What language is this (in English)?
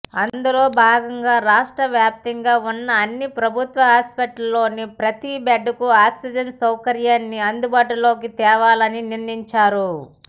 Telugu